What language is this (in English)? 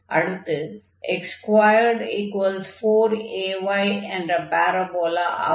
Tamil